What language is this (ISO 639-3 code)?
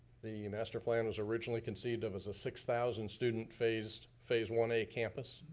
eng